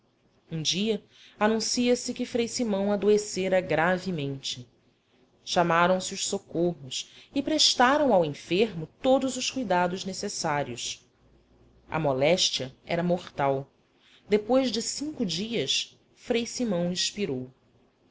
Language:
Portuguese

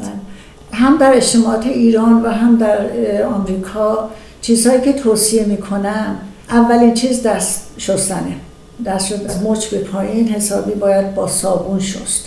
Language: Persian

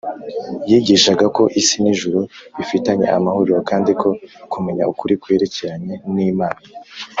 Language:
Kinyarwanda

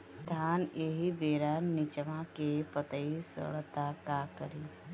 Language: Bhojpuri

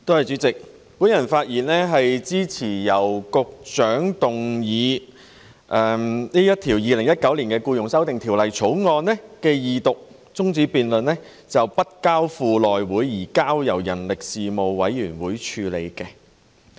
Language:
Cantonese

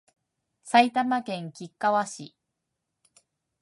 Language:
Japanese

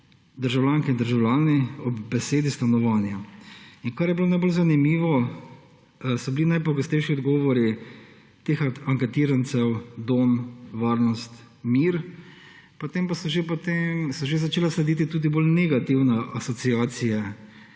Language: Slovenian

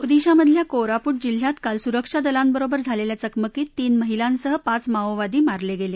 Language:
Marathi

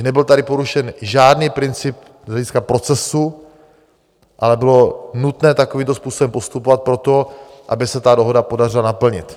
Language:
Czech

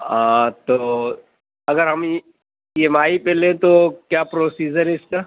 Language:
Urdu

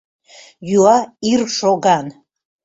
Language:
Mari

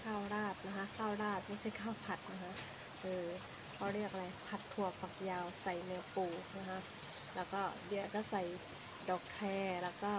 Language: Thai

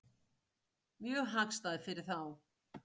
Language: Icelandic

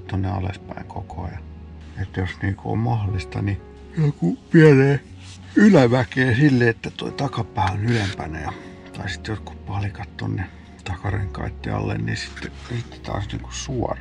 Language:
Finnish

